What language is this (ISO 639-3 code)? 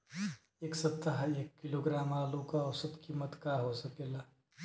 bho